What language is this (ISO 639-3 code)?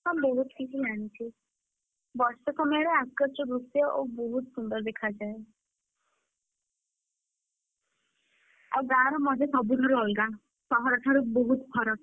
ori